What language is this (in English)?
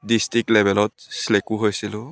Assamese